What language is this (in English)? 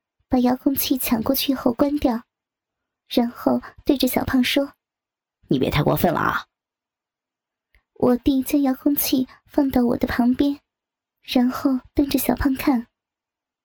Chinese